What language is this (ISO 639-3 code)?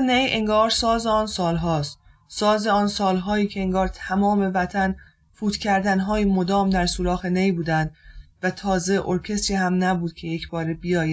fas